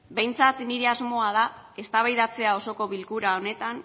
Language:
Basque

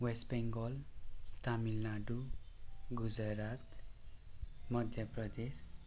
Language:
Nepali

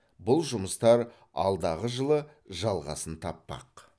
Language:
Kazakh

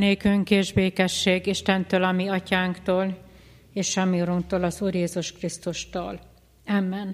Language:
Hungarian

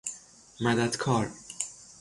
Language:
Persian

